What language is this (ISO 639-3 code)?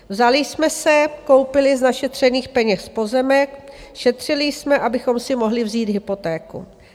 ces